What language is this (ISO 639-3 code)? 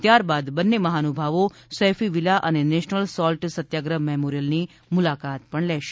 guj